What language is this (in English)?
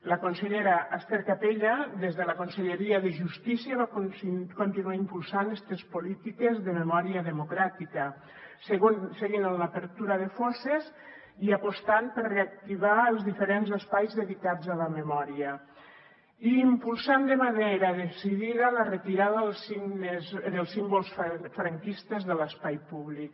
Catalan